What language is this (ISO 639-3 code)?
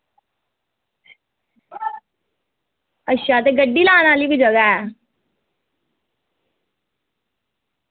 doi